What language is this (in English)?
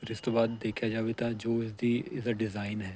Punjabi